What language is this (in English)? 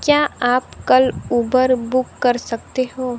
Hindi